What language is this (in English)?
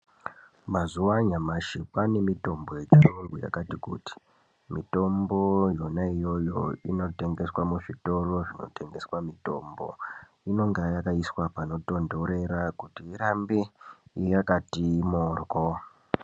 Ndau